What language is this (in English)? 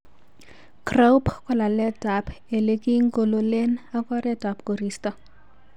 Kalenjin